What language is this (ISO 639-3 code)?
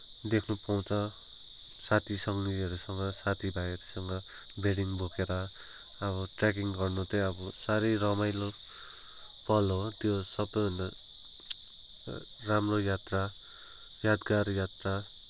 nep